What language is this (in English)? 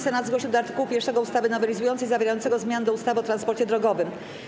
Polish